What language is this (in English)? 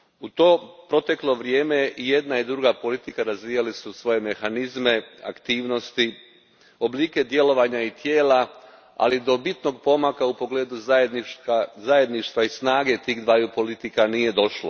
Croatian